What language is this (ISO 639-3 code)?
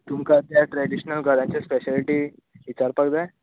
kok